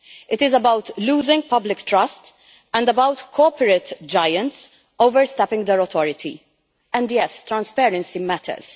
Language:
English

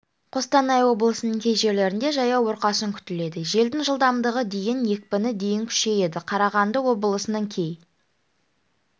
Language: Kazakh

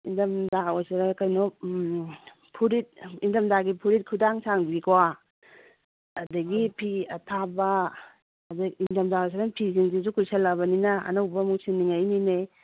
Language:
Manipuri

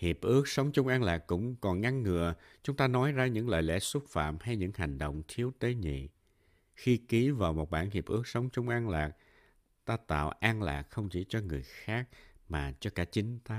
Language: Vietnamese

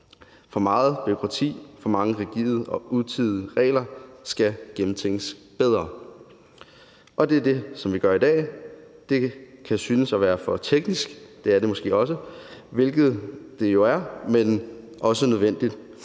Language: Danish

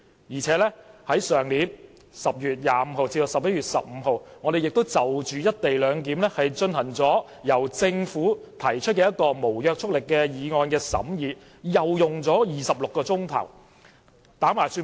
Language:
Cantonese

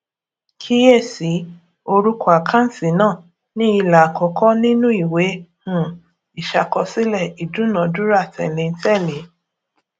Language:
Yoruba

